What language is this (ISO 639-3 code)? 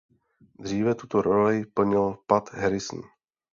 ces